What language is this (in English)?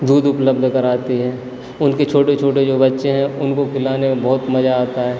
Hindi